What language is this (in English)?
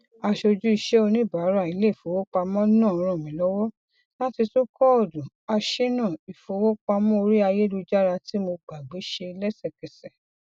Yoruba